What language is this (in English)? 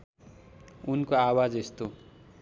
Nepali